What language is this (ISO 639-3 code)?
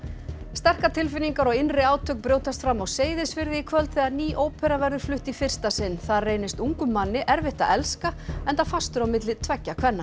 isl